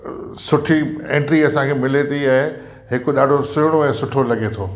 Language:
Sindhi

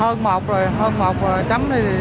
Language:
Vietnamese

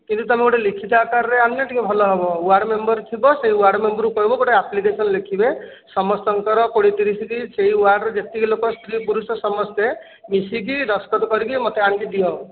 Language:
Odia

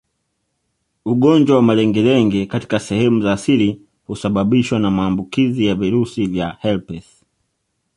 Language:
Swahili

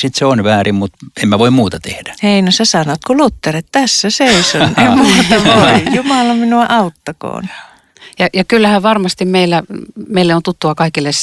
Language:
Finnish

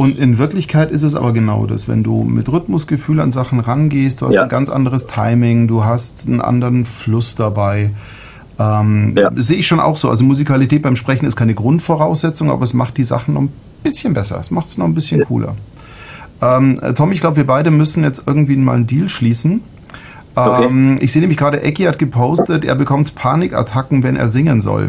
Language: German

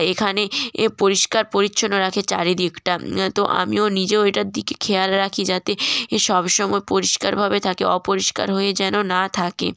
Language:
Bangla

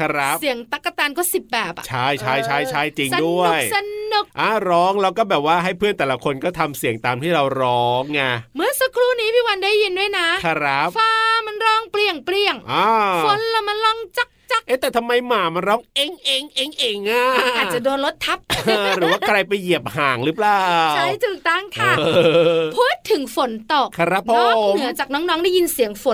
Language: Thai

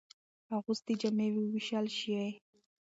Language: Pashto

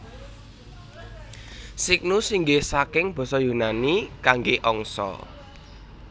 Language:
Javanese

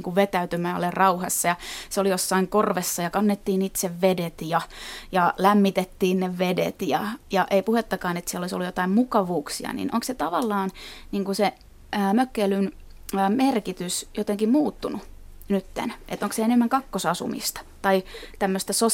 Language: Finnish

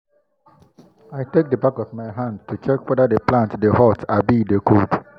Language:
Nigerian Pidgin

